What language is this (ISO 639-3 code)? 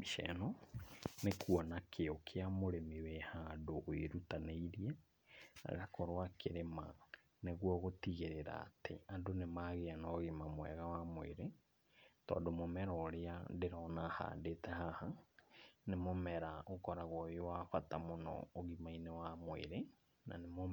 kik